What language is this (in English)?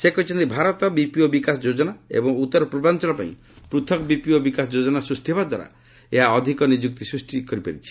Odia